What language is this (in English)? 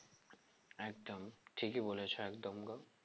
Bangla